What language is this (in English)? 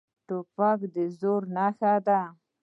Pashto